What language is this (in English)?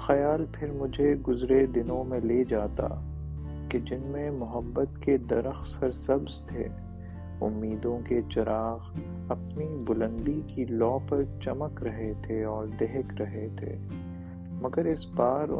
Urdu